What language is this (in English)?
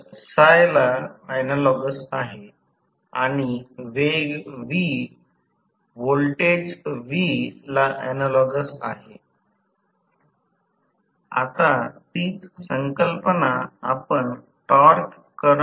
Marathi